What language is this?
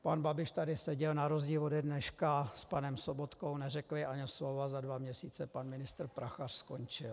Czech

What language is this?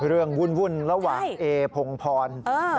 Thai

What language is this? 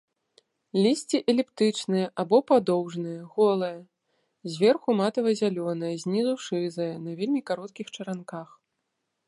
Belarusian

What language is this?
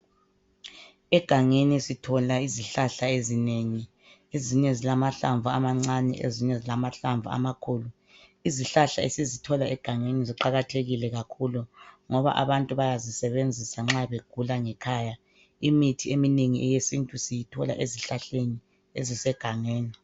North Ndebele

